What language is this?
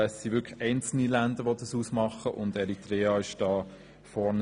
Swiss German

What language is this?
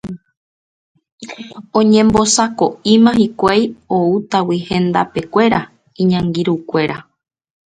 Guarani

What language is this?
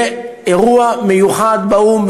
Hebrew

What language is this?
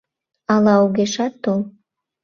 Mari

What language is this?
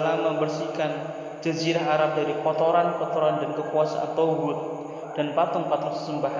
Indonesian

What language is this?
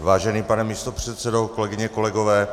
Czech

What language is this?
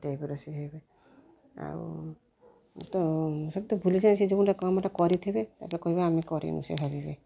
Odia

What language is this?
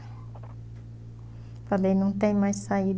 Portuguese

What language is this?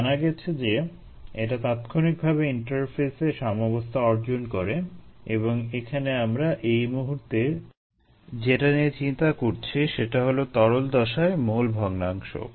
Bangla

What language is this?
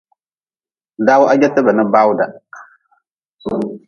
Nawdm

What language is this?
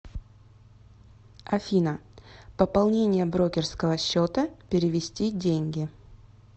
Russian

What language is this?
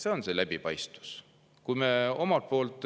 Estonian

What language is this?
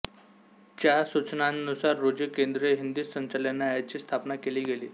Marathi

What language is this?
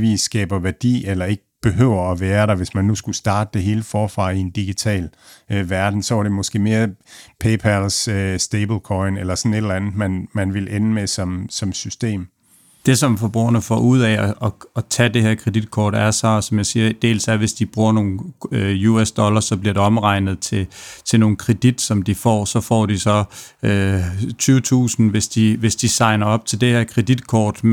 Danish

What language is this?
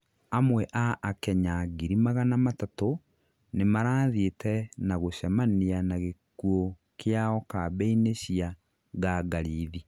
Kikuyu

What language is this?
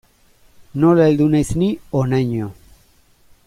Basque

